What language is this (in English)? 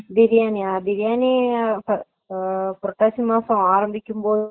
Tamil